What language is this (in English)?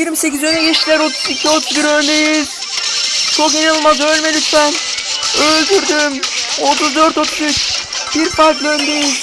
Turkish